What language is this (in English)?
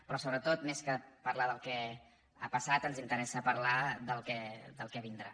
Catalan